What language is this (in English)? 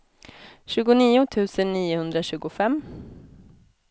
Swedish